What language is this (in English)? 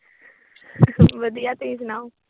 Punjabi